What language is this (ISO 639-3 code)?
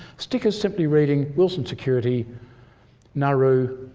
eng